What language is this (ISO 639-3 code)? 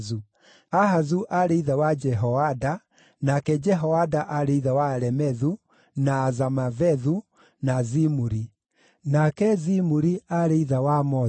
kik